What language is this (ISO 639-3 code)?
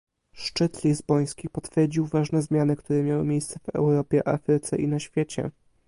pol